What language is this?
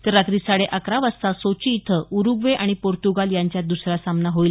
Marathi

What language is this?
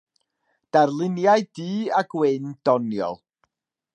Welsh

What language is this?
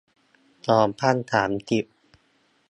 Thai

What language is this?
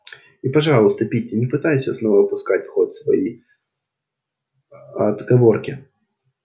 Russian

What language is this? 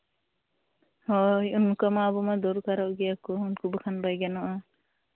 Santali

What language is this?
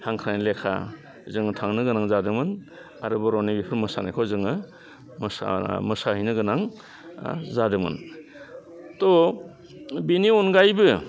Bodo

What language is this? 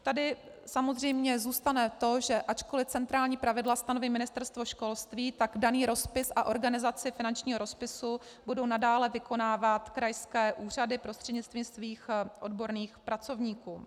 Czech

